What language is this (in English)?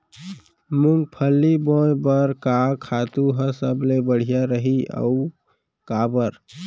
Chhattisgarhi